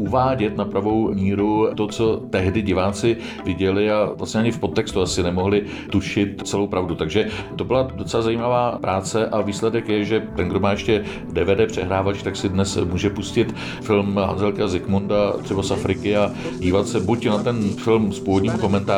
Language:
Czech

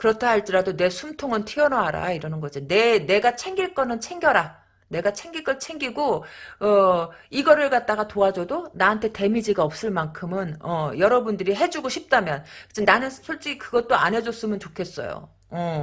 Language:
Korean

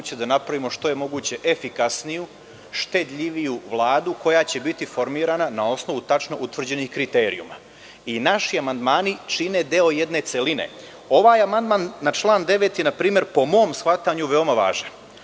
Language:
Serbian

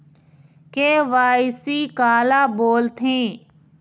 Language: Chhattisgarhi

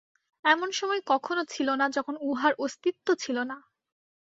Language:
Bangla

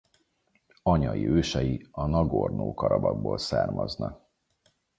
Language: Hungarian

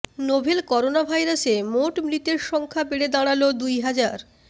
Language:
Bangla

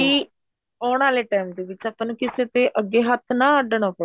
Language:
Punjabi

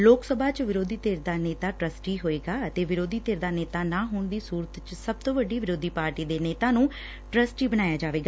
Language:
Punjabi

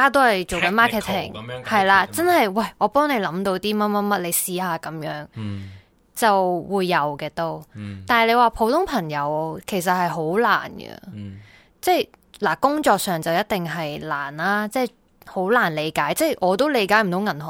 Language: Chinese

